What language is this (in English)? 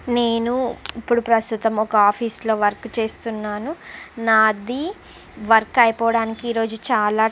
Telugu